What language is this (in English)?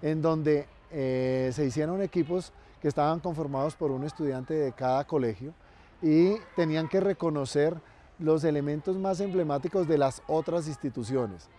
Spanish